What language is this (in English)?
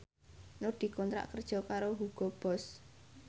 Javanese